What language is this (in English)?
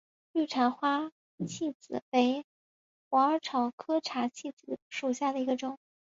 Chinese